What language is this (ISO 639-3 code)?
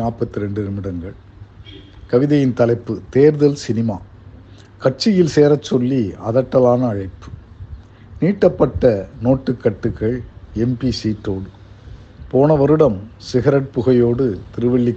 tam